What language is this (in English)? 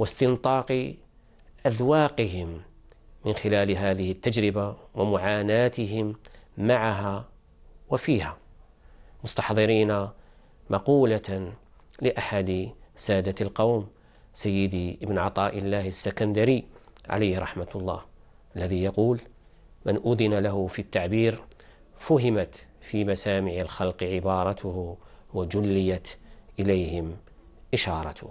Arabic